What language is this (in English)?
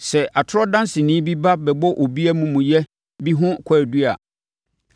Akan